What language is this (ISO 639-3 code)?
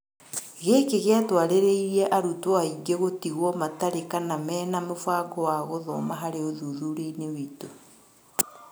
kik